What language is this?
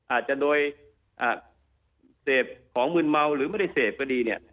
Thai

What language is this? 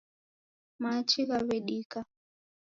Taita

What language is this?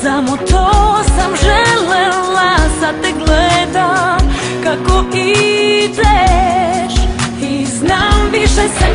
Bulgarian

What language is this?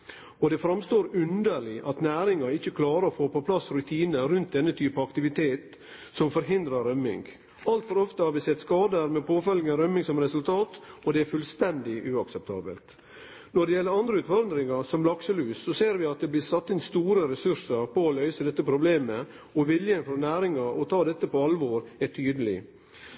Norwegian Nynorsk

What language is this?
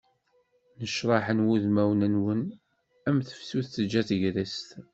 Kabyle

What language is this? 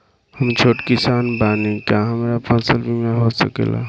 Bhojpuri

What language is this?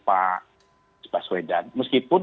Indonesian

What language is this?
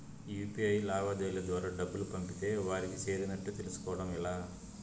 Telugu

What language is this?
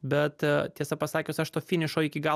Lithuanian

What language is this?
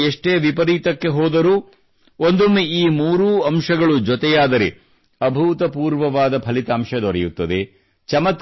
Kannada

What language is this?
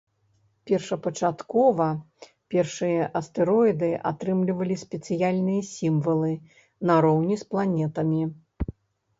Belarusian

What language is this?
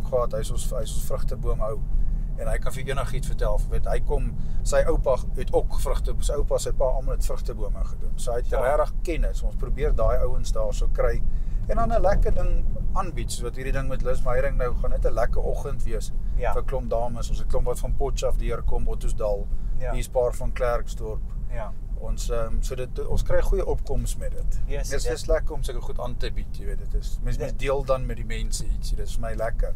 Dutch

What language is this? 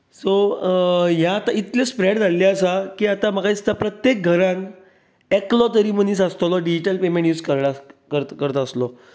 Konkani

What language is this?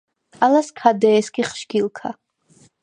Svan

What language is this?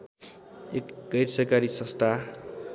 Nepali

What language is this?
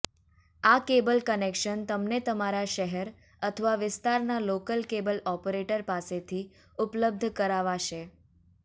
Gujarati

